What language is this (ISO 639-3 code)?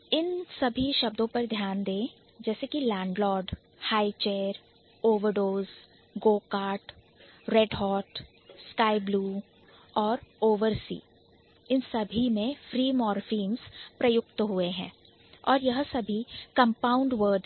hin